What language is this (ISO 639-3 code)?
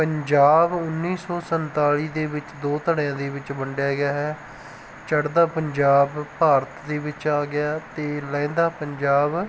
pan